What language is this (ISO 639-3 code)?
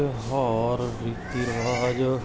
pan